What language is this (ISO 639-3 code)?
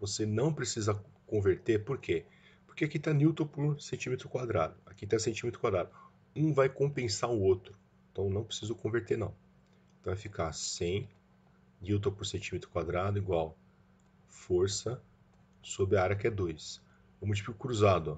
por